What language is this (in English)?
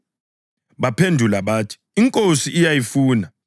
North Ndebele